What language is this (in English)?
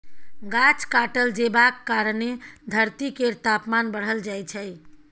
Maithili